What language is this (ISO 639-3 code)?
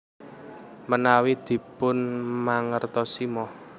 jav